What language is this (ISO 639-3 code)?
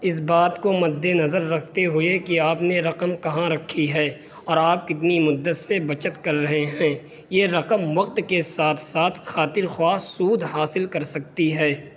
urd